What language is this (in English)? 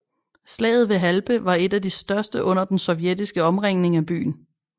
Danish